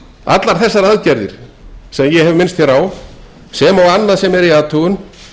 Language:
Icelandic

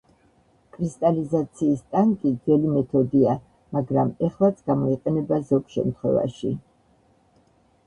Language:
Georgian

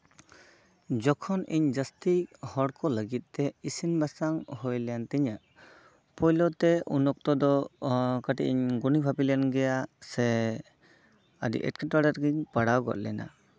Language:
Santali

